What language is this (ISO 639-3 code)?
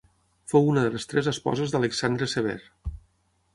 cat